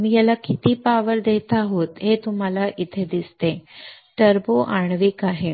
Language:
Marathi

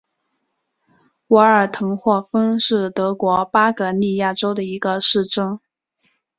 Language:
Chinese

